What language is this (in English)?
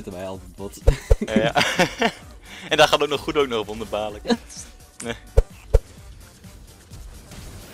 Dutch